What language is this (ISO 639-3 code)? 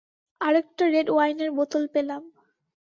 ben